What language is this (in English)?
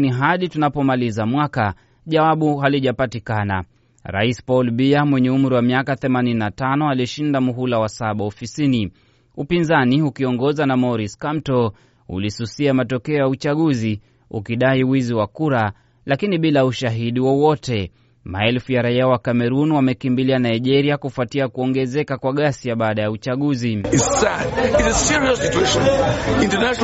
Swahili